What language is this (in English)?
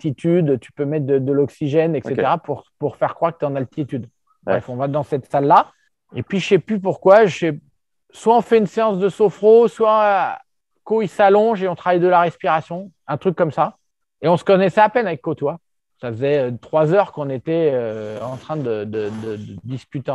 French